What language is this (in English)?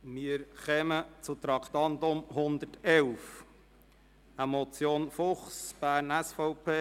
Swiss German